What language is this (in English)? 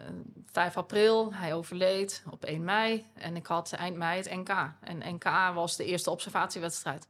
Dutch